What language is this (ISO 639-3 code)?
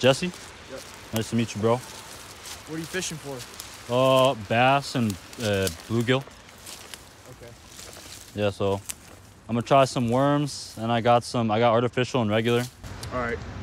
jpn